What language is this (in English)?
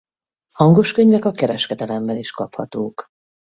Hungarian